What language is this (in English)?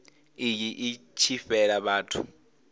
Venda